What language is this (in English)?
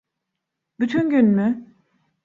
Turkish